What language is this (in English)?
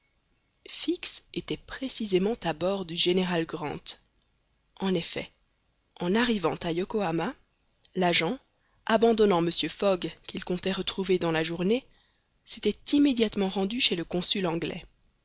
French